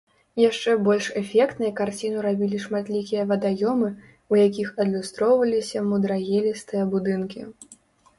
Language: Belarusian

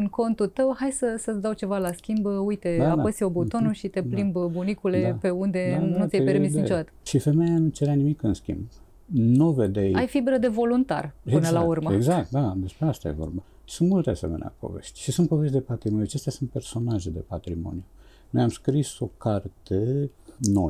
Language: Romanian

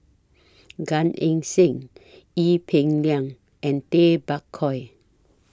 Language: English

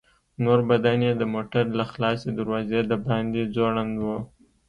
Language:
Pashto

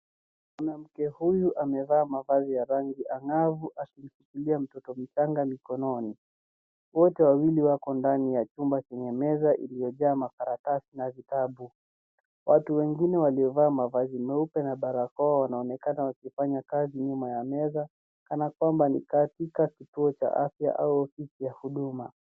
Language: Swahili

